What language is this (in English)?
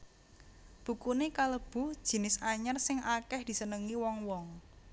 Javanese